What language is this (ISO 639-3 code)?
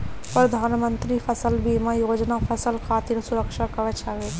bho